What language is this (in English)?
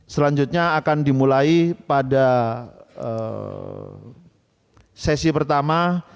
Indonesian